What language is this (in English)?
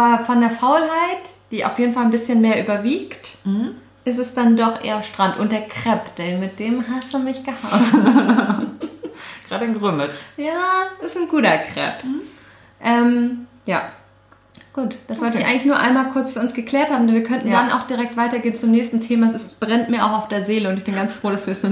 German